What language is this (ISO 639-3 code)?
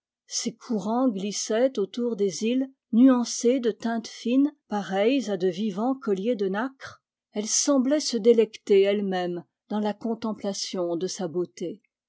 fra